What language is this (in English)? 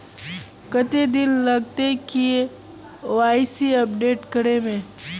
Magahi